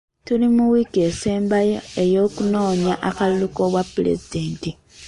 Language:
Ganda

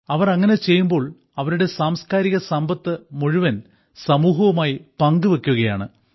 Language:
Malayalam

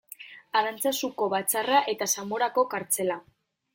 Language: Basque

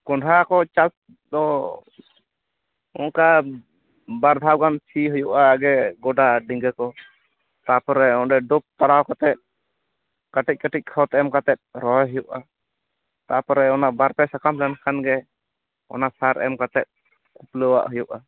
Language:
Santali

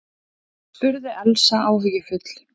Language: Icelandic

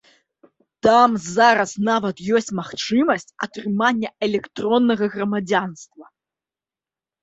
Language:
Belarusian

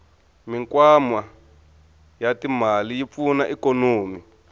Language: Tsonga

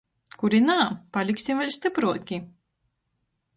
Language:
Latgalian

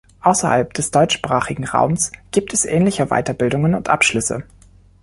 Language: German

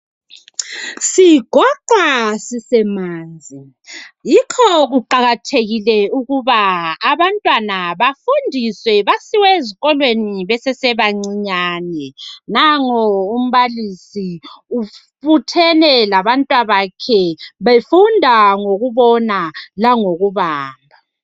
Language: North Ndebele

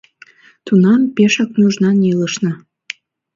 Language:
Mari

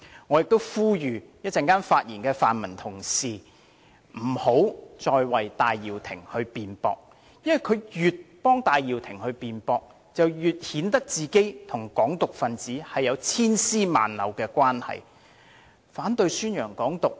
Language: Cantonese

